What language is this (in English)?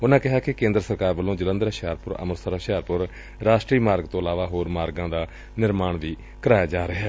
Punjabi